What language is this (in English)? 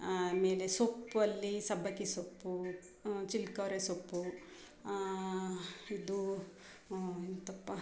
Kannada